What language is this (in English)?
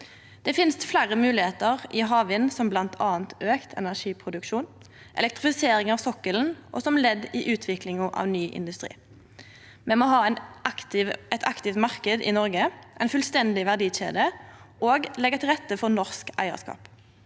Norwegian